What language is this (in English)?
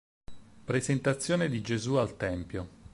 Italian